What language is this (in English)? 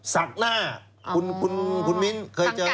Thai